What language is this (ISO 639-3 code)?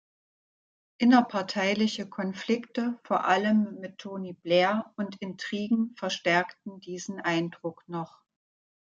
deu